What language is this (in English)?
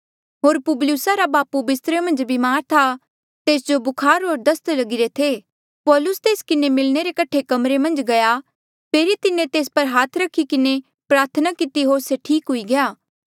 Mandeali